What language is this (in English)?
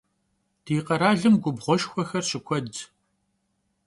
Kabardian